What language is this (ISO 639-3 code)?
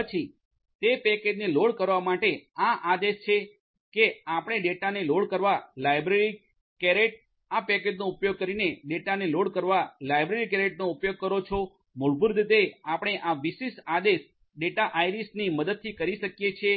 guj